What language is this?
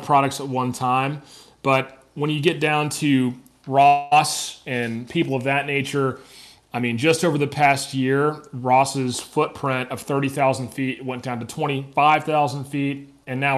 English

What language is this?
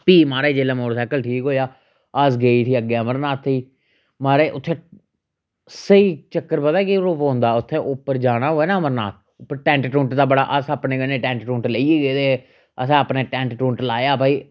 Dogri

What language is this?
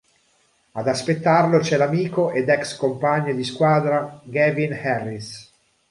Italian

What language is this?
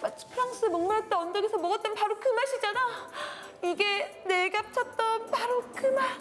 Korean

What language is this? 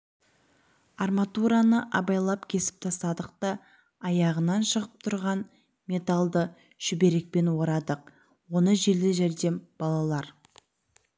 Kazakh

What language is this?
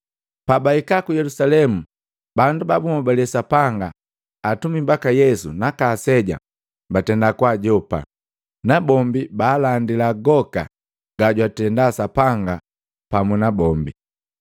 Matengo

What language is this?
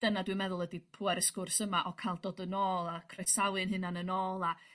Welsh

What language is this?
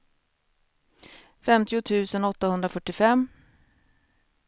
Swedish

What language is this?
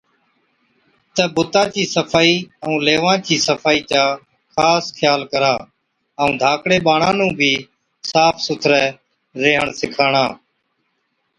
Od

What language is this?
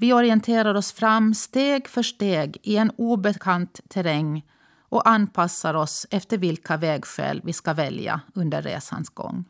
Swedish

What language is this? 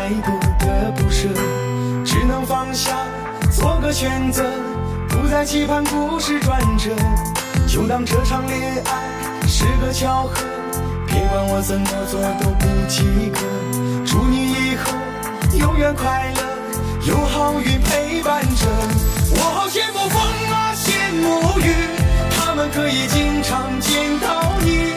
Chinese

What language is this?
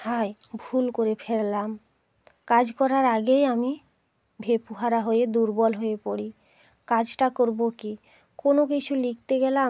Bangla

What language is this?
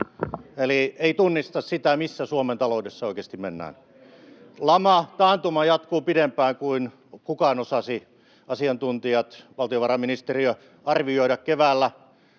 Finnish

